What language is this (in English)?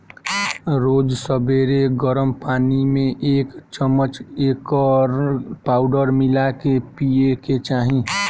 Bhojpuri